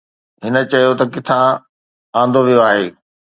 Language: Sindhi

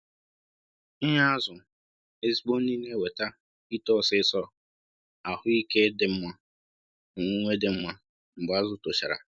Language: Igbo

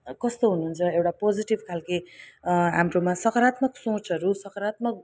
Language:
Nepali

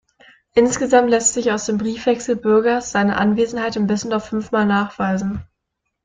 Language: German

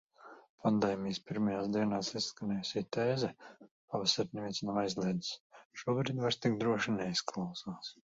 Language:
Latvian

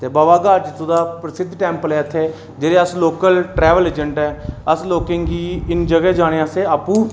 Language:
Dogri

